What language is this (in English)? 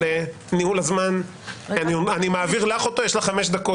Hebrew